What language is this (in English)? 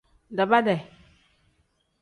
Tem